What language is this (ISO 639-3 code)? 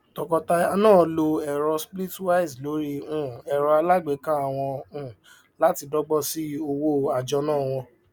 yor